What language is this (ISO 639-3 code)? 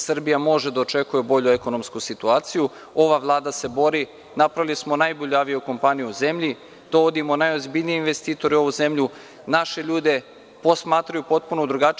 srp